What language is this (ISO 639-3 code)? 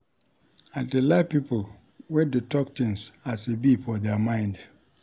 pcm